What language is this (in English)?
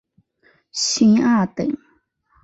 Chinese